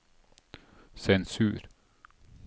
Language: Norwegian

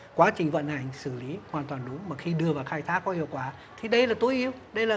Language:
Vietnamese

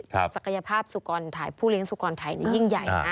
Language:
Thai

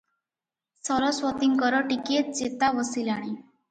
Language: Odia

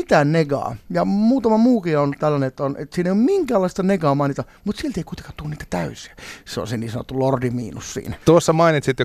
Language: Finnish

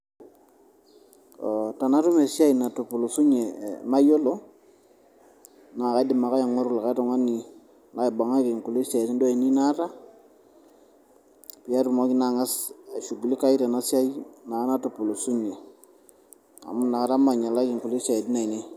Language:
Masai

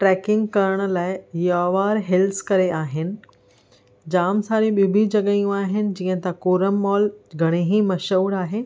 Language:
Sindhi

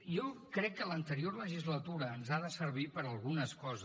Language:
Catalan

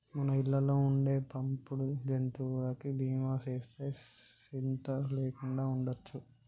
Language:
Telugu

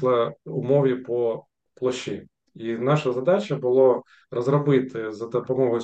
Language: Ukrainian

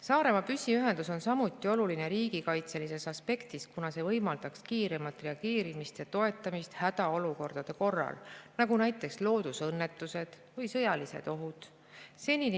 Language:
Estonian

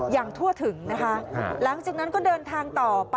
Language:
Thai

